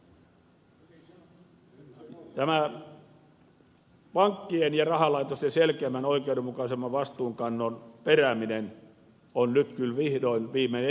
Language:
Finnish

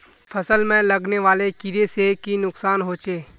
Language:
Magahi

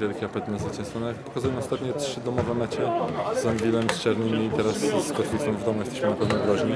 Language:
Polish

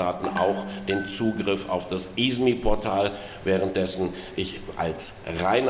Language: German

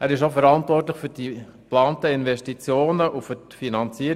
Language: Swiss German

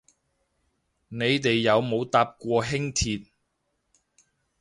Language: Cantonese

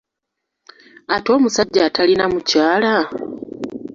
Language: Ganda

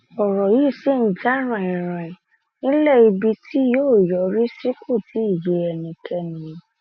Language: Yoruba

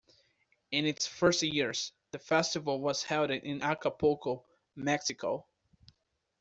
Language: English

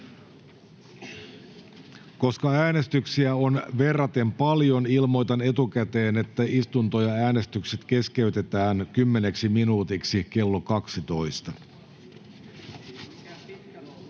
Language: Finnish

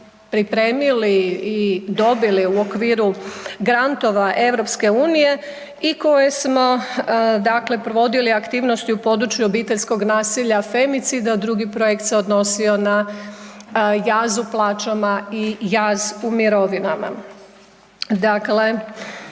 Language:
Croatian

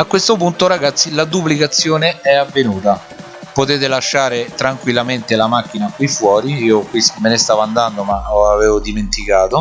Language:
Italian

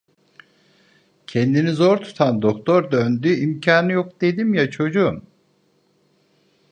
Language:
Turkish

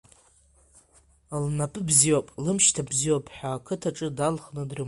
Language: Abkhazian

